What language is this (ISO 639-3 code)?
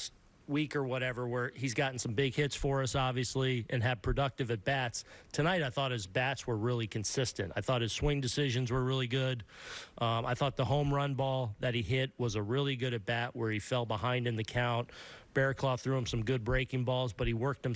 eng